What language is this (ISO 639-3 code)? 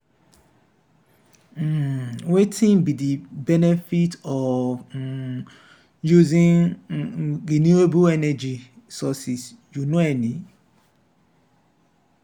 pcm